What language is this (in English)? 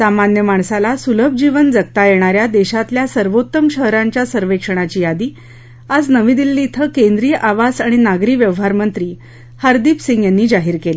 Marathi